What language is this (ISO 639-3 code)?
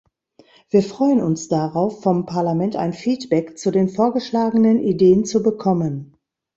deu